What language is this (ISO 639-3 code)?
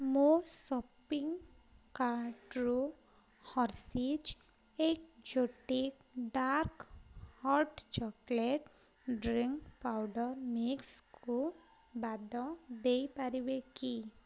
ori